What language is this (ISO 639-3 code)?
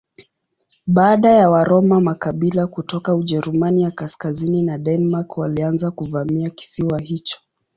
swa